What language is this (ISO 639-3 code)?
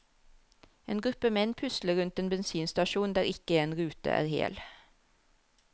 nor